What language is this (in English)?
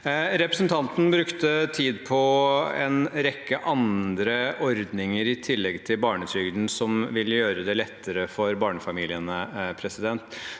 Norwegian